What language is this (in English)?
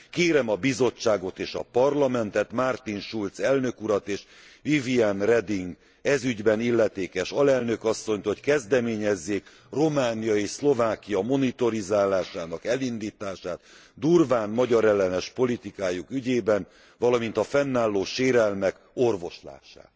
Hungarian